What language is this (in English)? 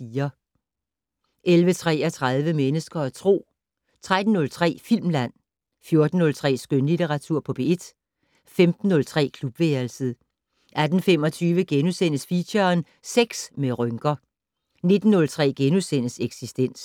Danish